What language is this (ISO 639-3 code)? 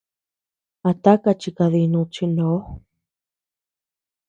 cux